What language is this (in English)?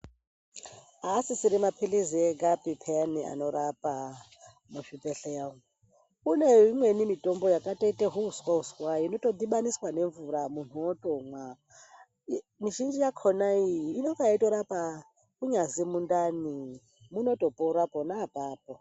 Ndau